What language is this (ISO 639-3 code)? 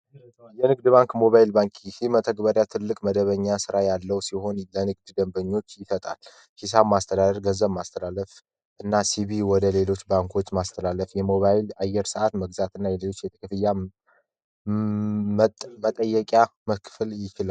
amh